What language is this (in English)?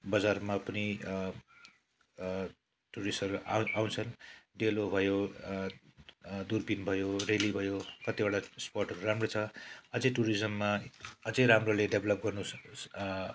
Nepali